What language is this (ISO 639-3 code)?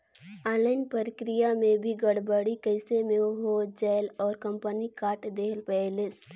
hne